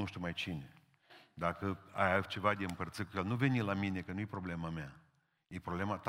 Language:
Romanian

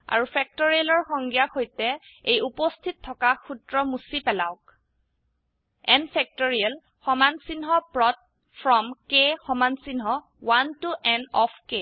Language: Assamese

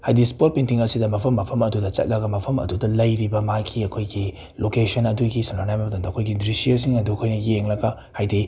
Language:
Manipuri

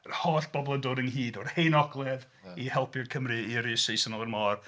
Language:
Welsh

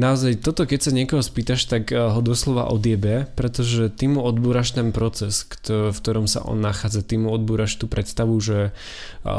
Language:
Slovak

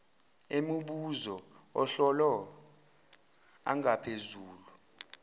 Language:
Zulu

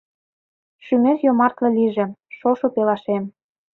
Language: Mari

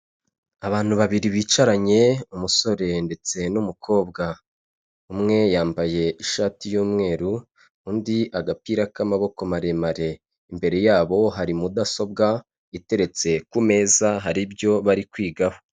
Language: Kinyarwanda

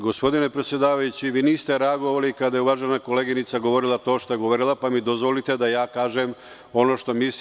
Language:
Serbian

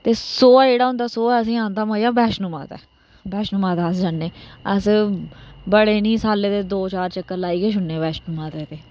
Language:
Dogri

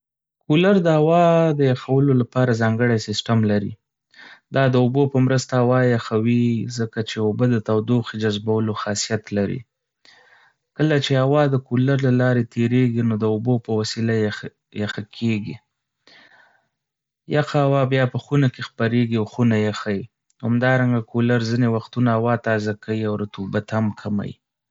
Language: Pashto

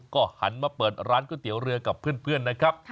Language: Thai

